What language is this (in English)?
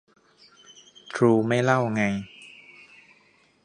Thai